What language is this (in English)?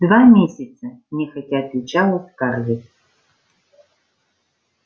Russian